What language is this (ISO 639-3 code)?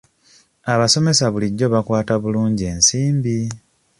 lug